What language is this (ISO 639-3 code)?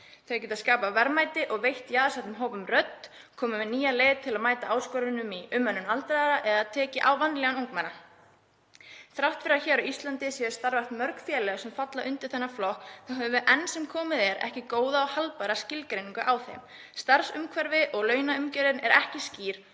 isl